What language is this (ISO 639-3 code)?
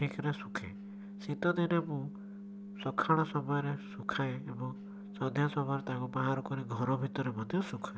ori